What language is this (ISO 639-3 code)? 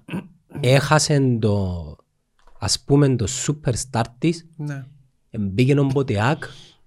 ell